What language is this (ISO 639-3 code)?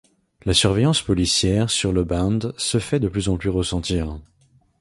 fra